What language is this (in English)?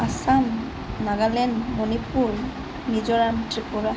Assamese